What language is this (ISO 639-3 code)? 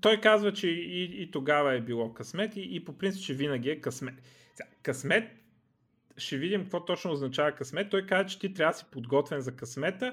bul